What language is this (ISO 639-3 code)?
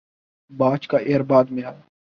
urd